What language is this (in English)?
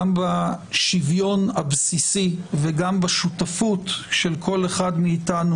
Hebrew